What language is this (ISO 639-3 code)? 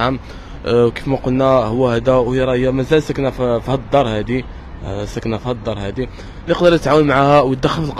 ara